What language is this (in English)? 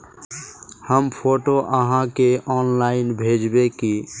Magahi